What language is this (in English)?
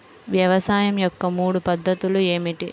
Telugu